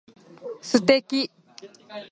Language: Japanese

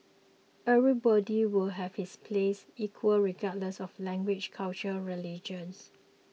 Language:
English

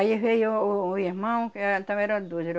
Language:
Portuguese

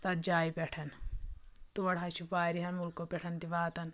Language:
Kashmiri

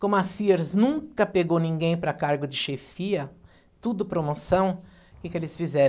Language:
Portuguese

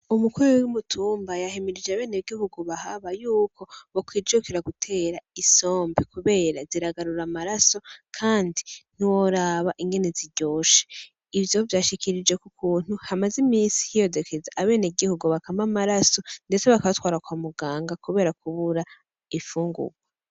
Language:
Rundi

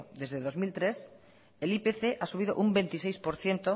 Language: Spanish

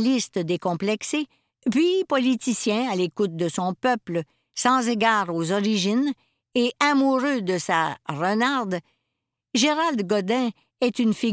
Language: French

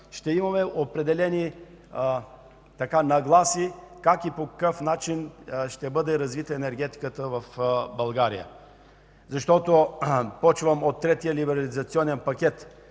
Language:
Bulgarian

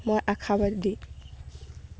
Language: Assamese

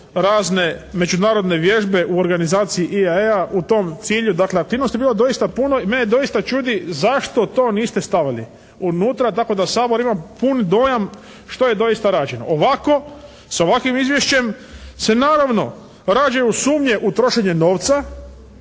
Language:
Croatian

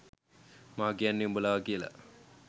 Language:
Sinhala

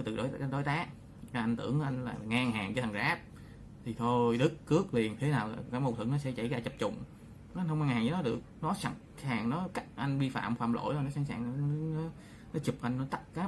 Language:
Vietnamese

